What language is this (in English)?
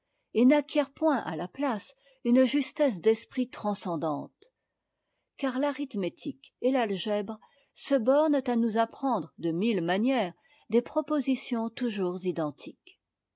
French